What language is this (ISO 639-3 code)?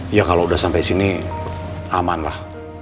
ind